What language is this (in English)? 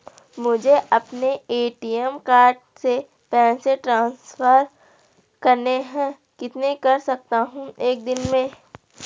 Hindi